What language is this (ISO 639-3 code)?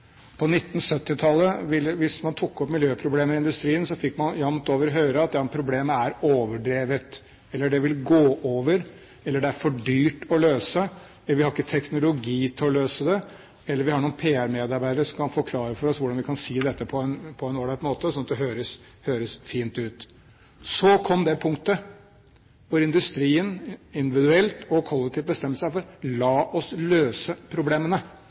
nob